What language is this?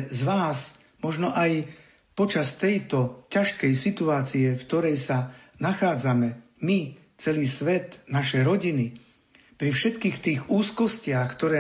Slovak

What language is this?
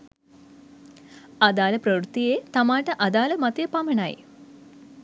Sinhala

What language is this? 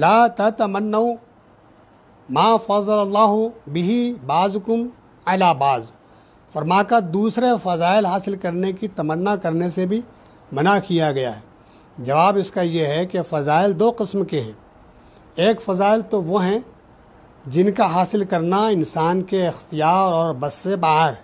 Hindi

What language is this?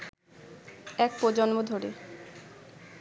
Bangla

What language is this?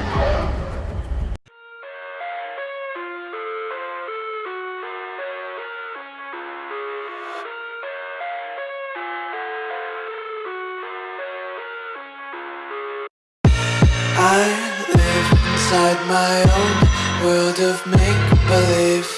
English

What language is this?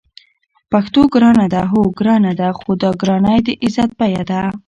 Pashto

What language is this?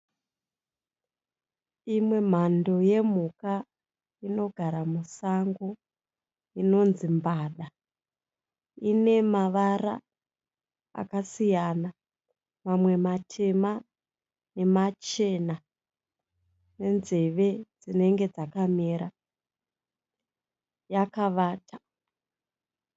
Shona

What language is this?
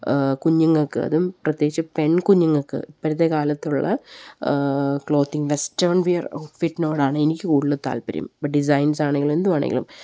Malayalam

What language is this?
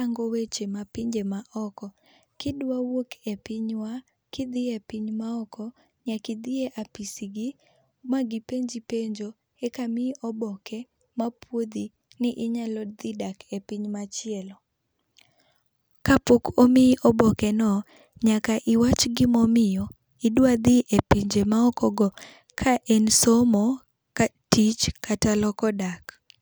Luo (Kenya and Tanzania)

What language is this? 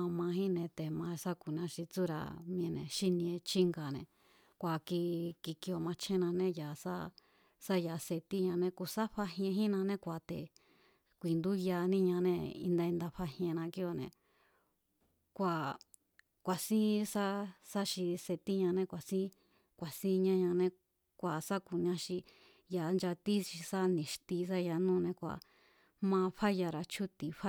Mazatlán Mazatec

